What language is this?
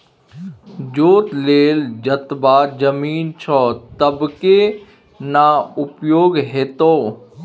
Maithili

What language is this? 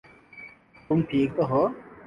Urdu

